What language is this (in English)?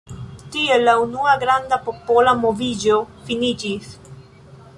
Esperanto